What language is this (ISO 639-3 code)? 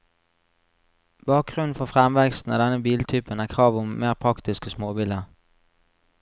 nor